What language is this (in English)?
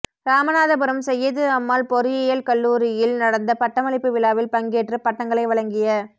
Tamil